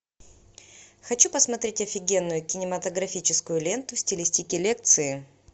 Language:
Russian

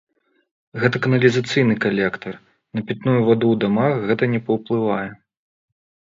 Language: Belarusian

